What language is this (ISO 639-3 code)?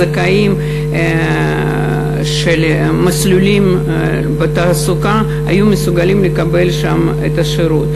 heb